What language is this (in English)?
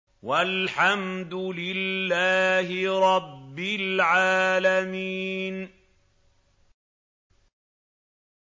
Arabic